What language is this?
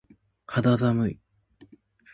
Japanese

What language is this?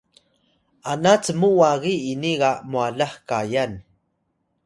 Atayal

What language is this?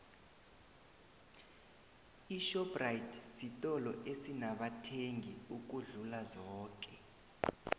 South Ndebele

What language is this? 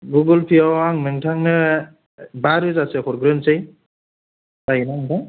Bodo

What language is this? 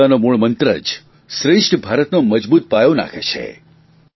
Gujarati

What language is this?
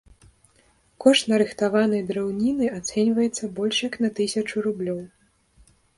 Belarusian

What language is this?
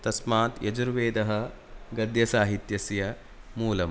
Sanskrit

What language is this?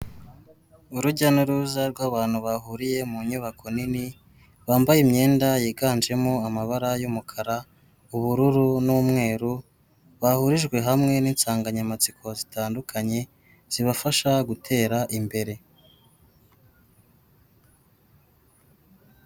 Kinyarwanda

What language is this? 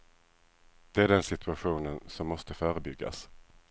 Swedish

